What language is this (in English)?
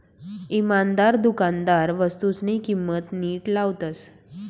Marathi